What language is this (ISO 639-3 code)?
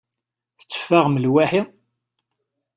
kab